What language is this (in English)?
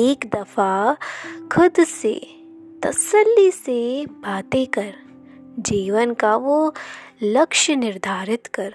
Hindi